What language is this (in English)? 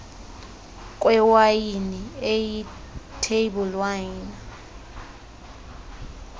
Xhosa